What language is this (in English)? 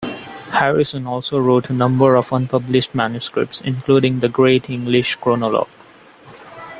English